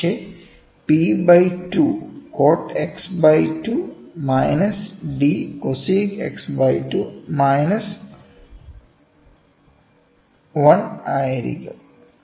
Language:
Malayalam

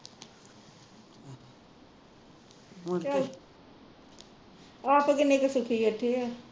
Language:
Punjabi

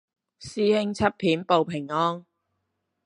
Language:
Cantonese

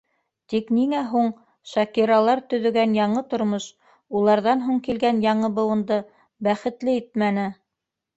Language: Bashkir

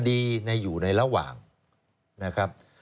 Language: Thai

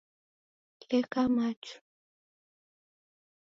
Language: Taita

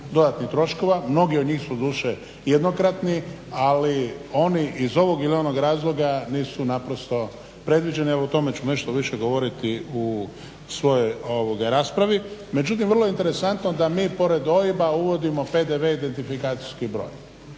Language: Croatian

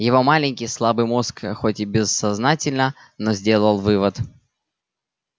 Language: Russian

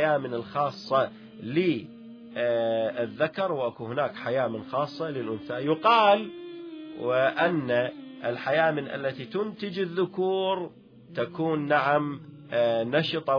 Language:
Arabic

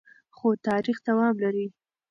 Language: Pashto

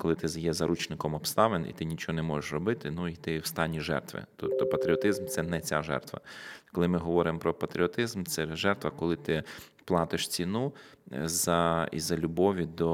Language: Ukrainian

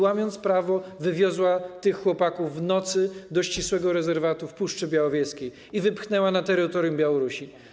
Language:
Polish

